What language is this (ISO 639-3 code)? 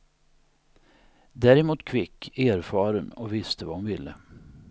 swe